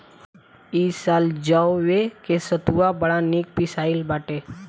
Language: Bhojpuri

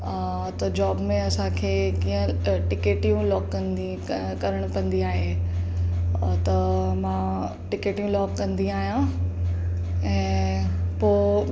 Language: Sindhi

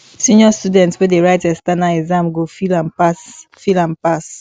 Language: Nigerian Pidgin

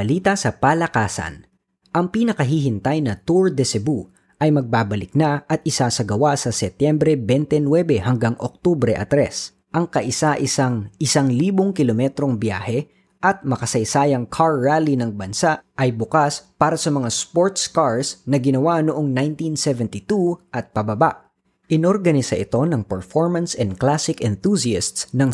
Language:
Filipino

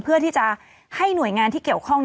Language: Thai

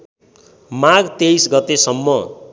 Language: Nepali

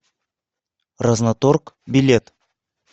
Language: Russian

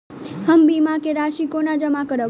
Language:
Maithili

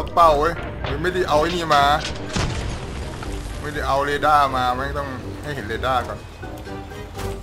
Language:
Thai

